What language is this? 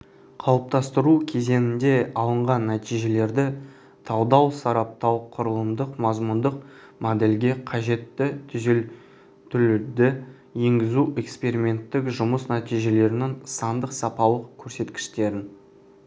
Kazakh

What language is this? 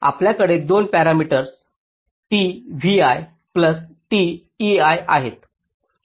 Marathi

